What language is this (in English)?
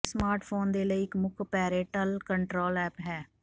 Punjabi